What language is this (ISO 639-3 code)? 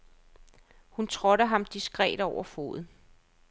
dan